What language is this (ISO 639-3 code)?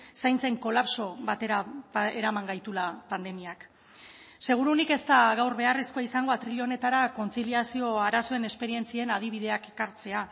eus